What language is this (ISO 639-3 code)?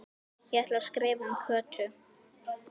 isl